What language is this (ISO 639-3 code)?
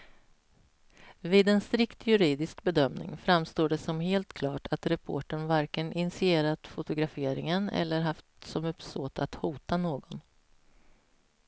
swe